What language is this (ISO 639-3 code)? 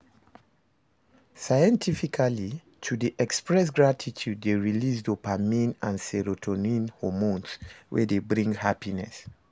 pcm